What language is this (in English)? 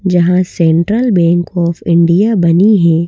Hindi